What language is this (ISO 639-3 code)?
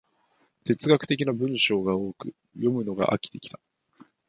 jpn